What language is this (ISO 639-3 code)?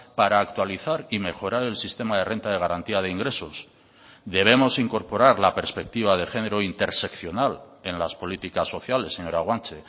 spa